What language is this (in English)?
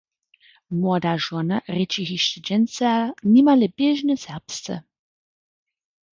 Upper Sorbian